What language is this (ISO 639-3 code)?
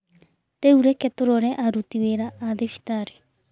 kik